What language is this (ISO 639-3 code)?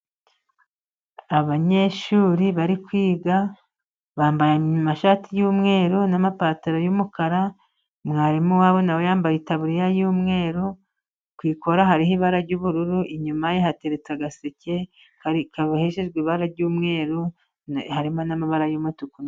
kin